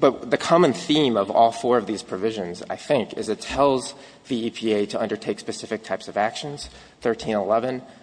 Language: English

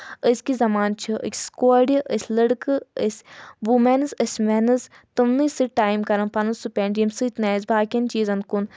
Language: Kashmiri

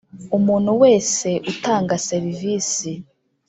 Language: Kinyarwanda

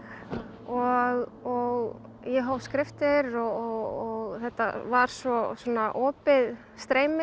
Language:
Icelandic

